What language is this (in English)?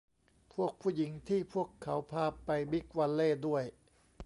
Thai